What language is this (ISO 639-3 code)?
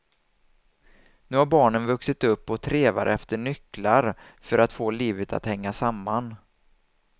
swe